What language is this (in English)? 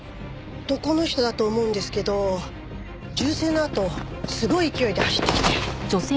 Japanese